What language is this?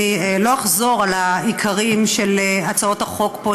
Hebrew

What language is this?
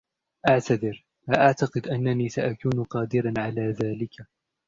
Arabic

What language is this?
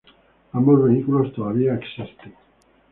Spanish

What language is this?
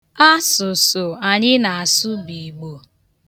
Igbo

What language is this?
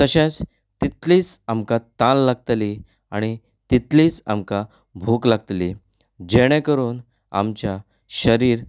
Konkani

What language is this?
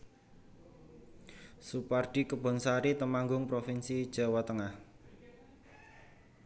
Javanese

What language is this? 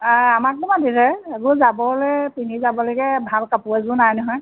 Assamese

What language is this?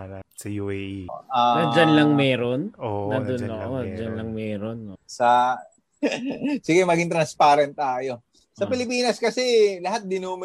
Filipino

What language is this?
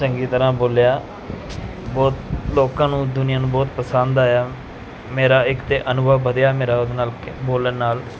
Punjabi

